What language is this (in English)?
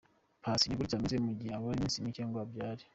Kinyarwanda